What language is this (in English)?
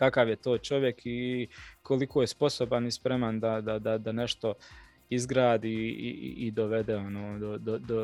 Croatian